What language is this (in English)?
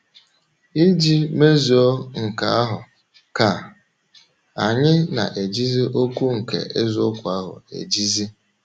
Igbo